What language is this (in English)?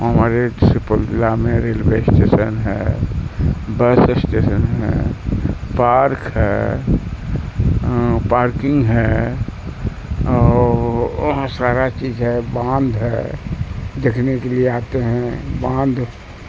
Urdu